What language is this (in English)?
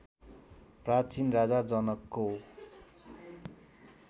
Nepali